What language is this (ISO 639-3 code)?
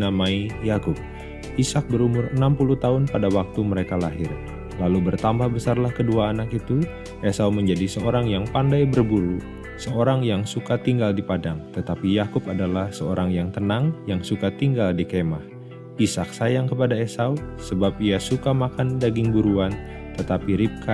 ind